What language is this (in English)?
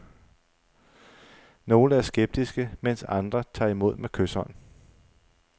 Danish